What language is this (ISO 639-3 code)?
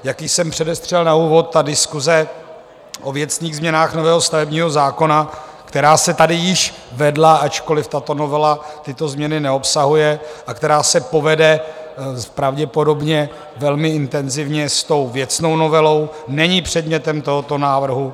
ces